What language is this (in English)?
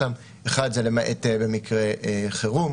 Hebrew